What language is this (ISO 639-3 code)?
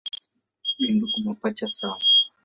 swa